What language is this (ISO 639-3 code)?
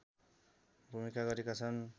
nep